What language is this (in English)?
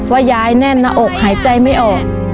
Thai